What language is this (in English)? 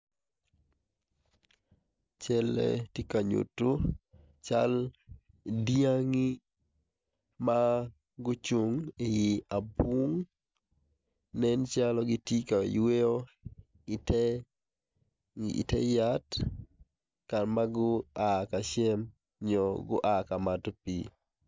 Acoli